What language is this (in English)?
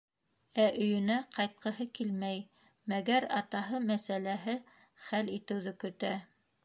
Bashkir